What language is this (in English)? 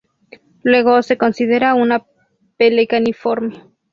Spanish